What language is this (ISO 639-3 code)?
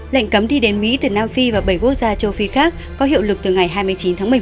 vie